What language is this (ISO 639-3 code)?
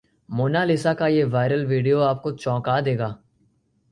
hin